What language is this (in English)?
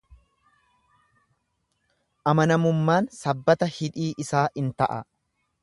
Oromo